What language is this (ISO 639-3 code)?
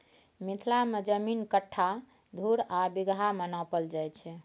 mai